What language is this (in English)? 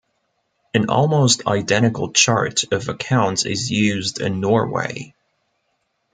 English